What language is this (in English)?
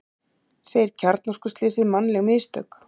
Icelandic